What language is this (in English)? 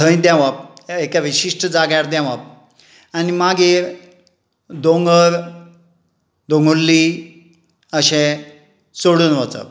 Konkani